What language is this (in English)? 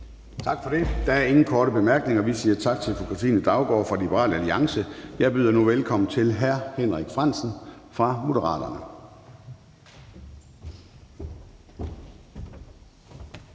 Danish